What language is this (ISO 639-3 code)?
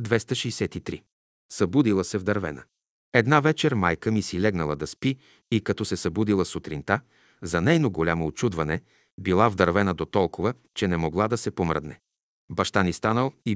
bul